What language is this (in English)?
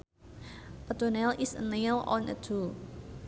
Sundanese